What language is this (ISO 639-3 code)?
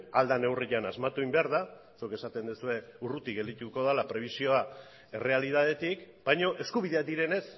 eus